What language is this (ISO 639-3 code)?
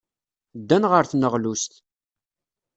kab